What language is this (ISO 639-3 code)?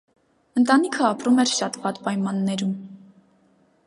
hye